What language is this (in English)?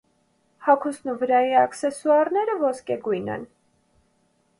Armenian